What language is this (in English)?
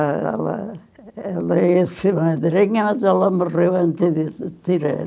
Portuguese